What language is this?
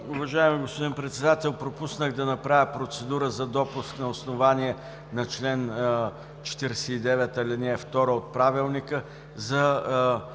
Bulgarian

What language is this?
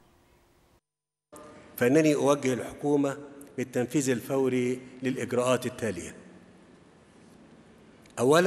Arabic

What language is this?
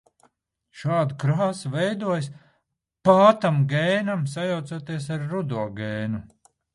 Latvian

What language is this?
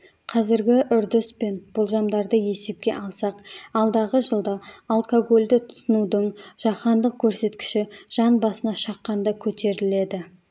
Kazakh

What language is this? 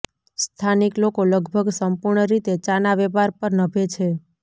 Gujarati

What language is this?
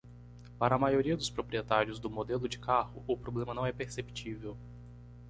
Portuguese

